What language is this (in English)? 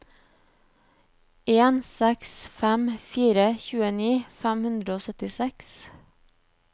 Norwegian